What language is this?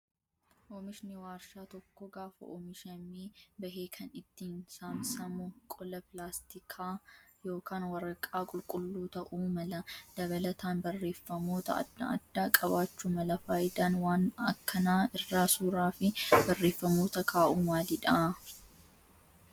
Oromo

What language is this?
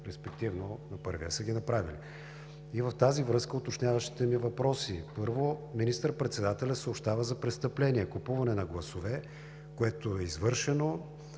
Bulgarian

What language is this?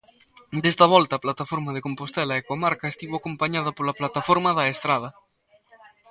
Galician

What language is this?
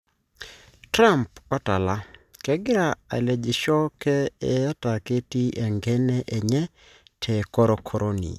Masai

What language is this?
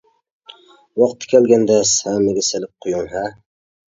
Uyghur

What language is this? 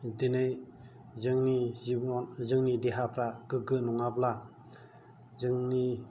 Bodo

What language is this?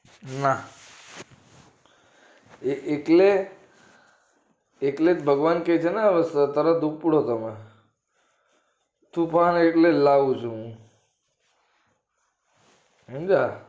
Gujarati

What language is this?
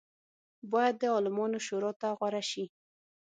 Pashto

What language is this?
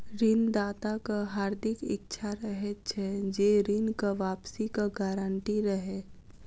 Maithili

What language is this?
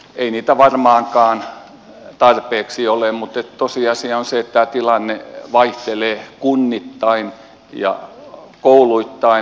Finnish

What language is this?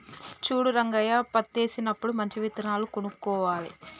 Telugu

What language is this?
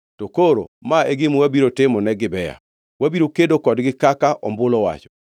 Luo (Kenya and Tanzania)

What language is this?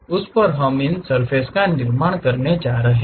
Hindi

